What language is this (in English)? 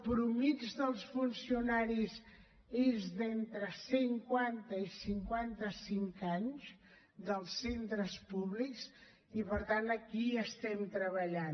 Catalan